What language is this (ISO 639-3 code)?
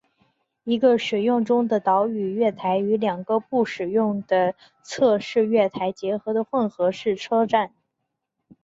zho